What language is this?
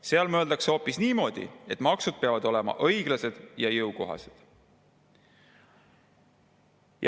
Estonian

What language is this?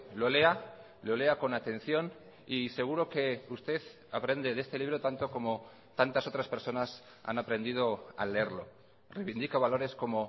Spanish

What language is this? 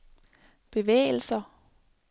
Danish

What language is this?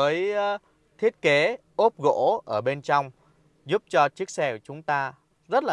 Vietnamese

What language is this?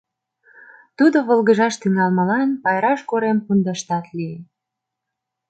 Mari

